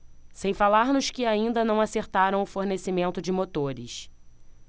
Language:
Portuguese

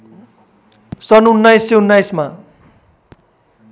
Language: Nepali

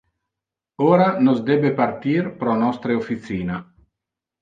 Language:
Interlingua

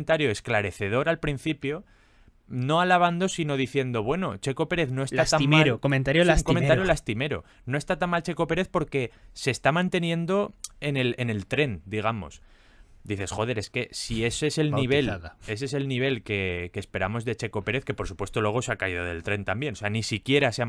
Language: Spanish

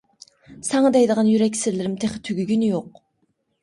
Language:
Uyghur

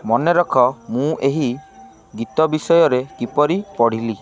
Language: Odia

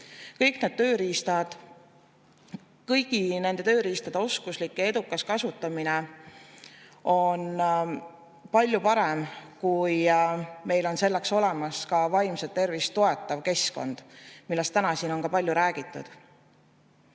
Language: Estonian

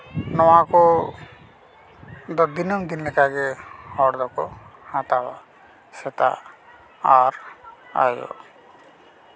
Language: Santali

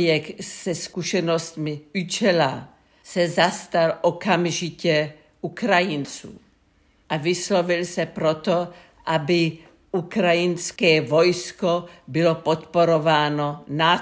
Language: Czech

